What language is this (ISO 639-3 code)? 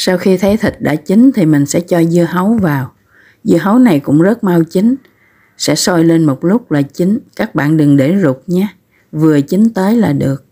vie